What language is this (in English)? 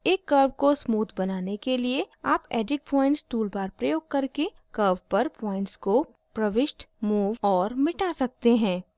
Hindi